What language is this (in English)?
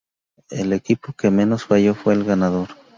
Spanish